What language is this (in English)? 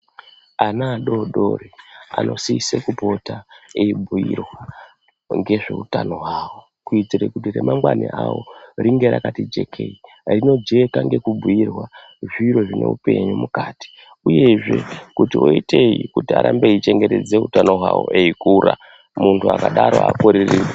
Ndau